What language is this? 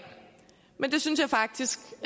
Danish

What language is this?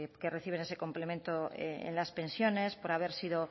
Spanish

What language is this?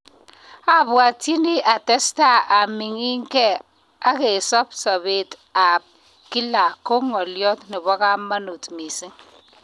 Kalenjin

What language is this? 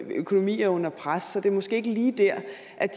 Danish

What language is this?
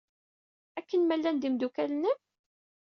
Kabyle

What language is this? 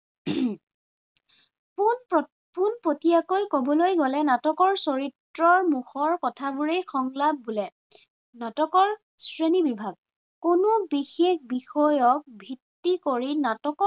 Assamese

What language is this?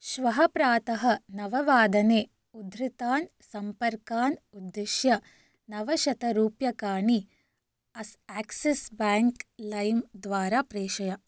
Sanskrit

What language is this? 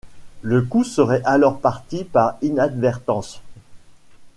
French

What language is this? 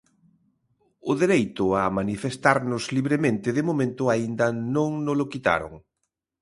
Galician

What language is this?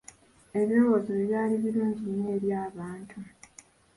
Ganda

